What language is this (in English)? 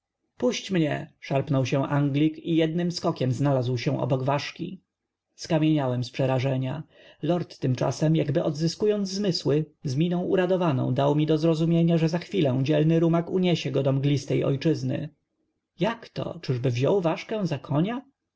Polish